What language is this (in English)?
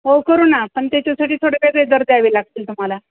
Marathi